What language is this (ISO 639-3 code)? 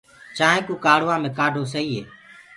ggg